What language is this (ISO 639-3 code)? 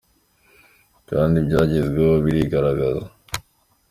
kin